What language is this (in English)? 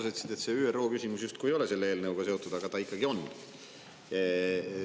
Estonian